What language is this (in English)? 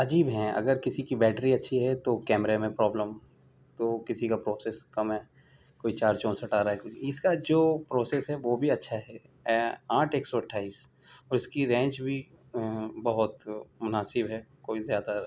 Urdu